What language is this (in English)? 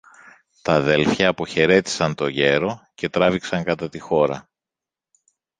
Greek